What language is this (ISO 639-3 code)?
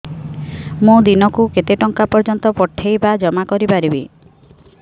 ori